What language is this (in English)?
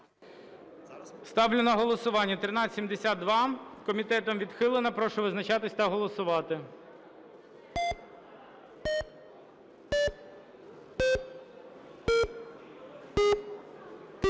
Ukrainian